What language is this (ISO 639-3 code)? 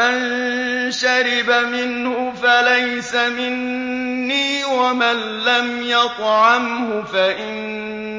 ara